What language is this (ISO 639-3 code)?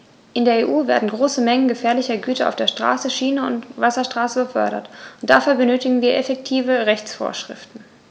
deu